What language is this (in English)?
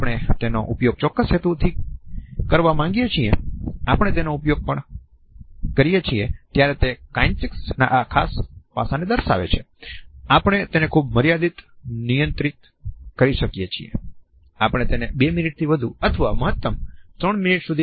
Gujarati